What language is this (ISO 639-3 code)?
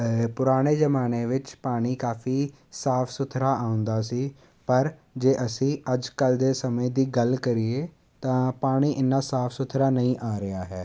pan